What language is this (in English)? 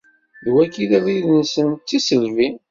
Kabyle